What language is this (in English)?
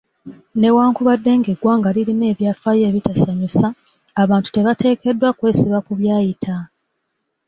Ganda